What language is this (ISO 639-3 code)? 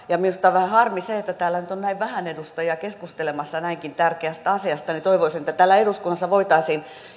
fin